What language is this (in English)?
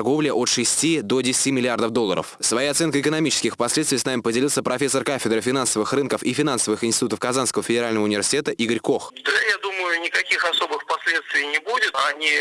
Russian